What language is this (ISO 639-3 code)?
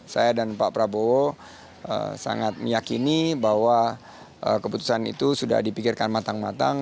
ind